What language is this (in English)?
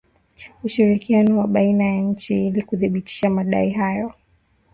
Swahili